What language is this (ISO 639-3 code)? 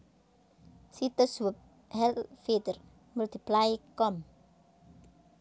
jav